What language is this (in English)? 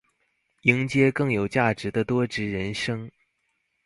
Chinese